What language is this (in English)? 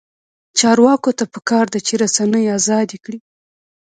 Pashto